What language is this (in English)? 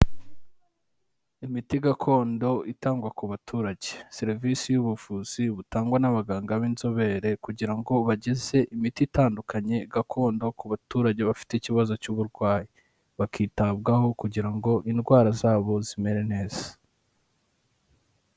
Kinyarwanda